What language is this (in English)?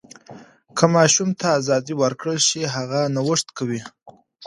Pashto